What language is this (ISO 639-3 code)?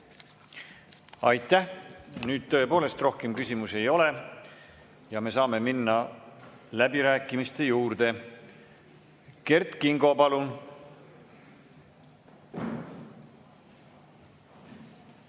est